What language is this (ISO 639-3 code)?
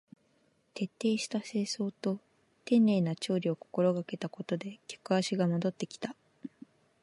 jpn